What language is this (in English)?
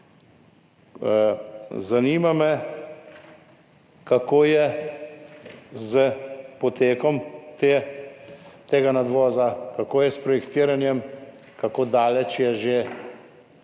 Slovenian